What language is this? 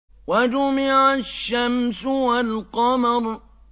Arabic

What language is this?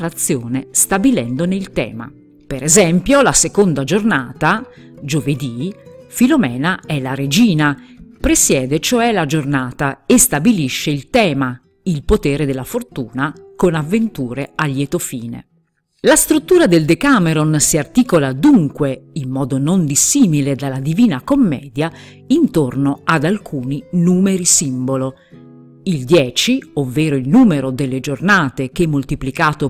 Italian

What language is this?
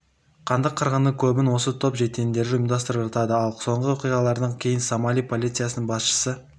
Kazakh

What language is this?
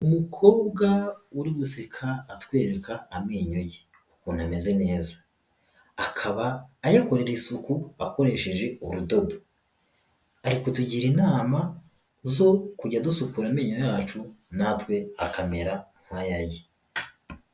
Kinyarwanda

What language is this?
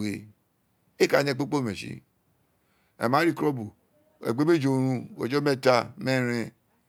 Isekiri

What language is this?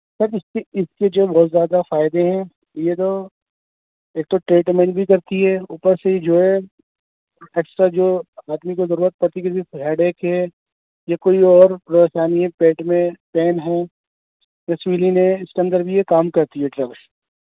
Urdu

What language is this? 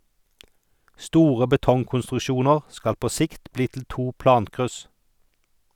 Norwegian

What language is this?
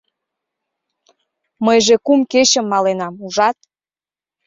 Mari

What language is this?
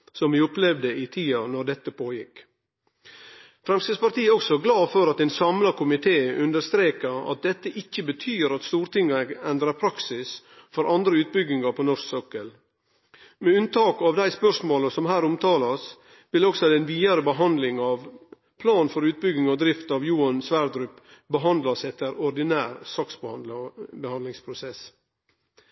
Norwegian Nynorsk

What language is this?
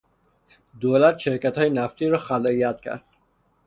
Persian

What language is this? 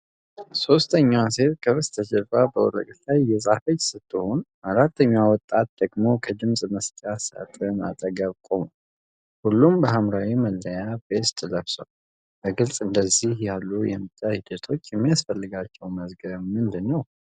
Amharic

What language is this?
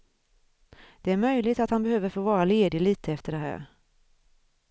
Swedish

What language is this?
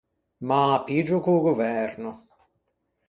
Ligurian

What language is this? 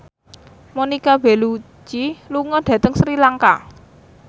Javanese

